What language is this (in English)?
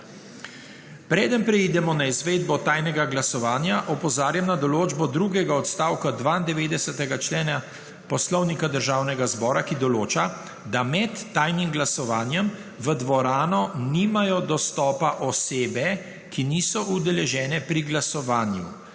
Slovenian